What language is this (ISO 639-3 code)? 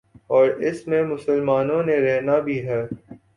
urd